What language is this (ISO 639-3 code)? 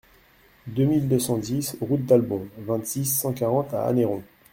fra